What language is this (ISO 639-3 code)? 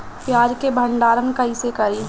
bho